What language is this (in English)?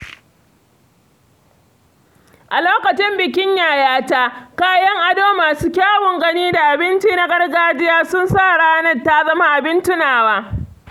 Hausa